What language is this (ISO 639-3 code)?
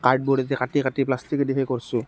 asm